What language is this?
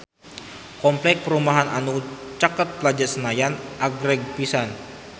Sundanese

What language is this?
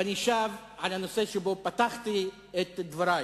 Hebrew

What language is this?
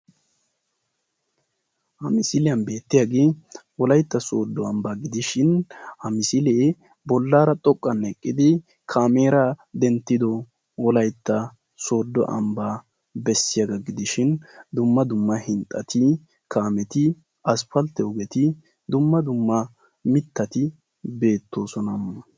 Wolaytta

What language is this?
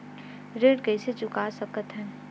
Chhattisgarhi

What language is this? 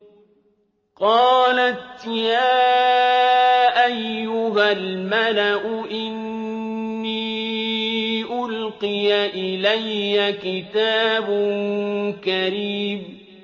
Arabic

